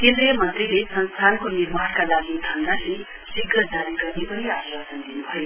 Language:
Nepali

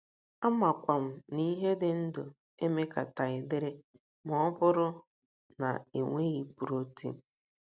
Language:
Igbo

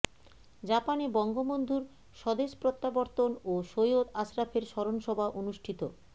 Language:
Bangla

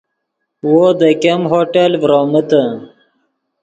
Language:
Yidgha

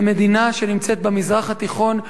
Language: Hebrew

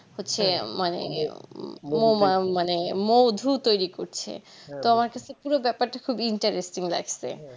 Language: Bangla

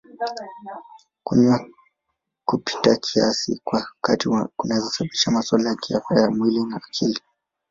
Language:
Swahili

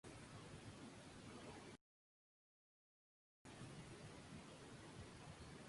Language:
Spanish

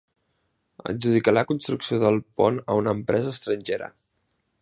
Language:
Catalan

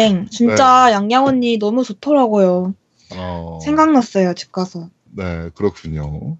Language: Korean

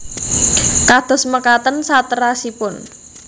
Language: Javanese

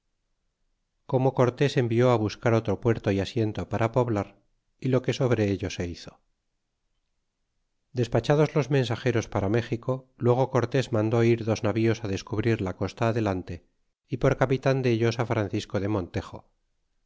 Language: Spanish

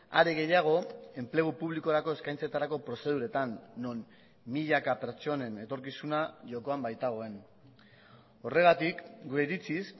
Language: Basque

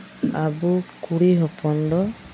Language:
Santali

